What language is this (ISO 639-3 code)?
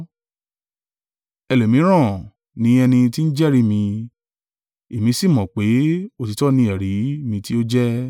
yor